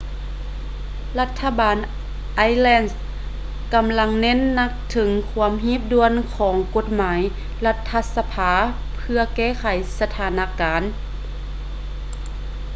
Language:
Lao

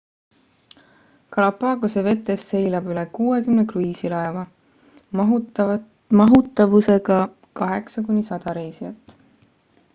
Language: Estonian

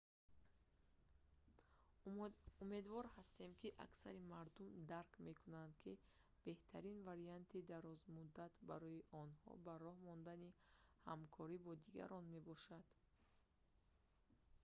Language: Tajik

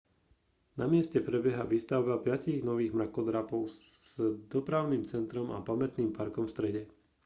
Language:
Slovak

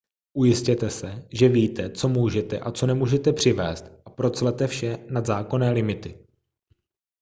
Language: Czech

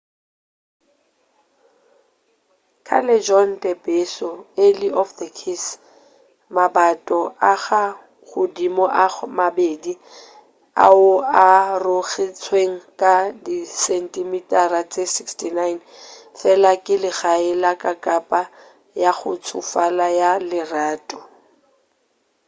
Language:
Northern Sotho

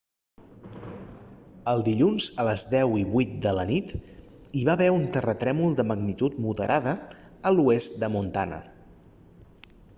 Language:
Catalan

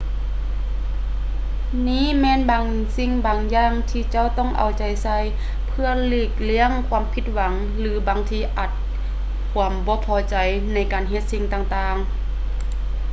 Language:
Lao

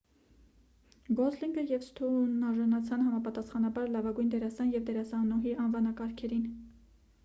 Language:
Armenian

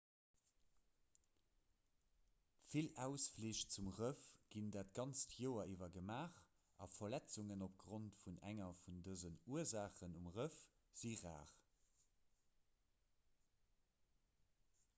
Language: Luxembourgish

